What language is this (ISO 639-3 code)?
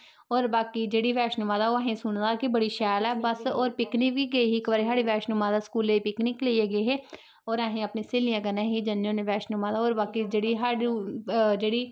doi